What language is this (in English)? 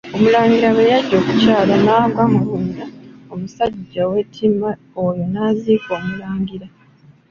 Ganda